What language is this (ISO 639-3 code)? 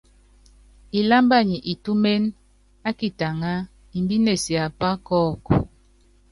yav